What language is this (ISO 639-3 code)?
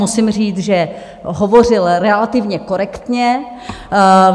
ces